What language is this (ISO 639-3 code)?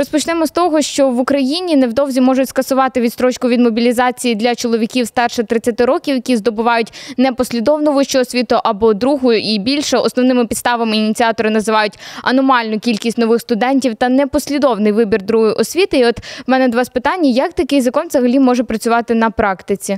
ukr